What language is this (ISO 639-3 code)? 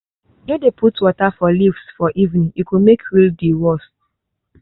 pcm